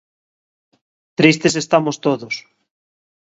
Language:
Galician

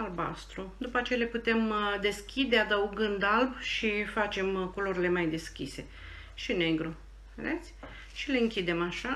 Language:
Romanian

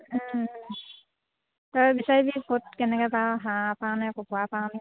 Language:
Assamese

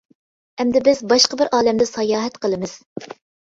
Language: Uyghur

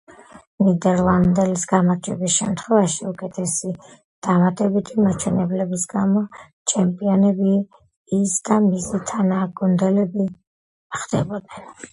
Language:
Georgian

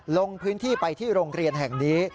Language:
Thai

